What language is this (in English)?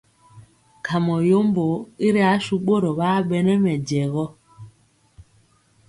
Mpiemo